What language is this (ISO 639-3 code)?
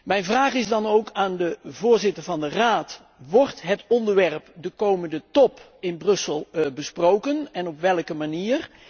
nld